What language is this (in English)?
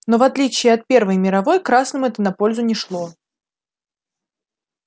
Russian